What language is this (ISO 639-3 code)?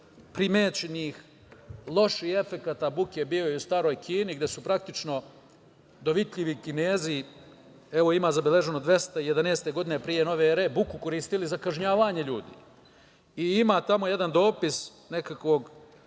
srp